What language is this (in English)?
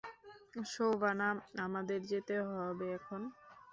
Bangla